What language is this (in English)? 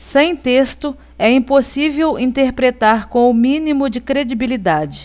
Portuguese